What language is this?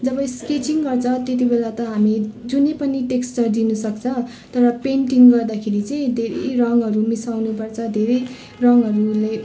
Nepali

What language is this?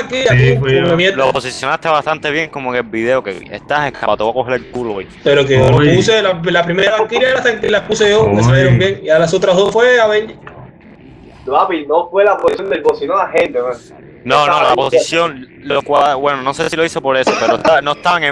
Spanish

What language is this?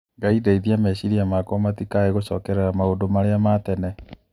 Kikuyu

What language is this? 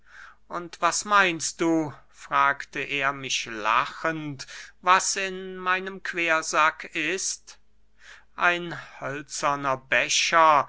German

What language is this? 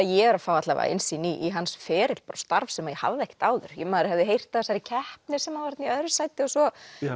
Icelandic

